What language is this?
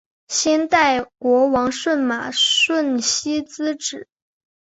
Chinese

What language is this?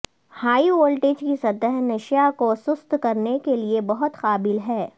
Urdu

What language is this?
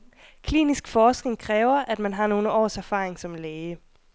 Danish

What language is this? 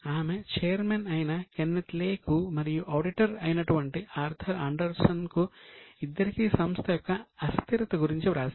Telugu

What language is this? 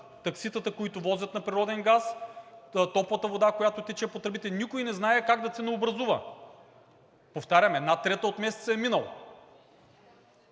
Bulgarian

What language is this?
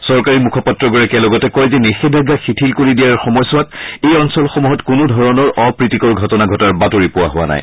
Assamese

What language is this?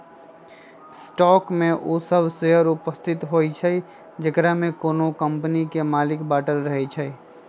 Magahi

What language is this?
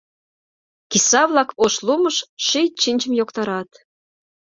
Mari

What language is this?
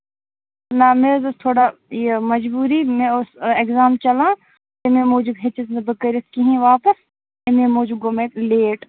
Kashmiri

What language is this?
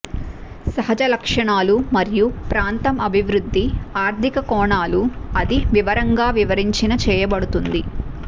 Telugu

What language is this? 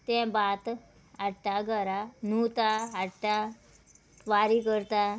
Konkani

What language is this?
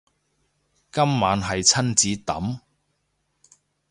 Cantonese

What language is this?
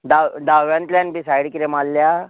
Konkani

